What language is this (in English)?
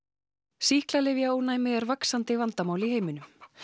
Icelandic